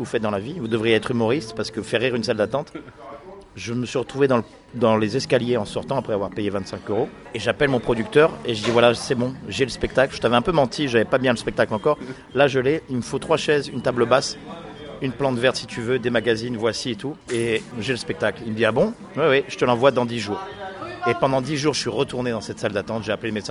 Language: French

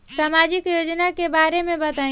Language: Bhojpuri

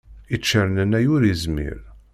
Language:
Kabyle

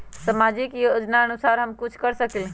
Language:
Magahi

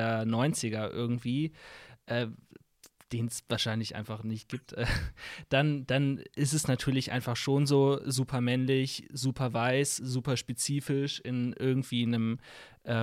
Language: German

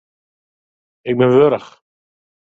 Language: Western Frisian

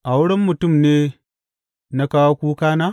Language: Hausa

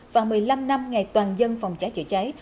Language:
Vietnamese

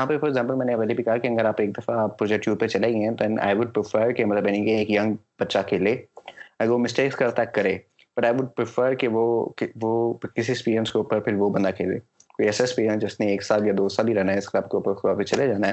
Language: Urdu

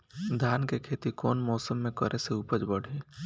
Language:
Bhojpuri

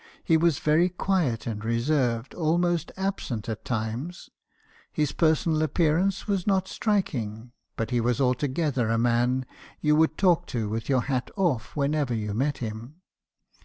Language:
English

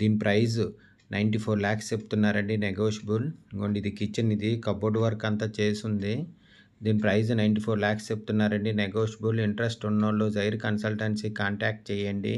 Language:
Telugu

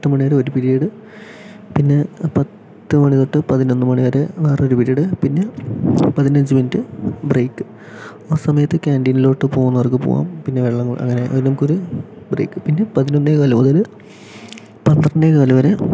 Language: Malayalam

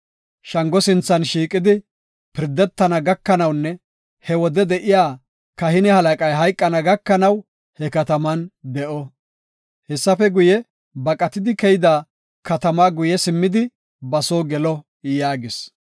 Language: Gofa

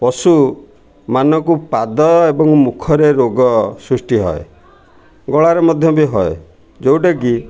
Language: Odia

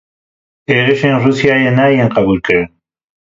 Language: Kurdish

